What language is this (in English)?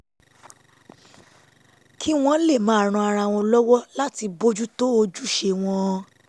Yoruba